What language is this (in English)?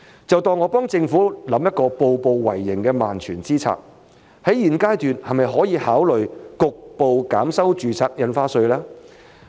Cantonese